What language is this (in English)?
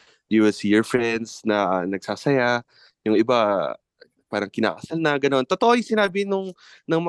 Filipino